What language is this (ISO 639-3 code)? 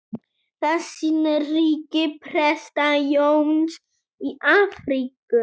isl